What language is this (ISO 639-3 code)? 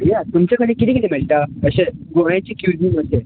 kok